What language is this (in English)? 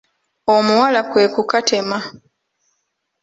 Ganda